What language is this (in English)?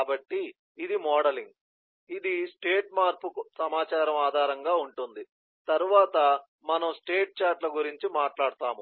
Telugu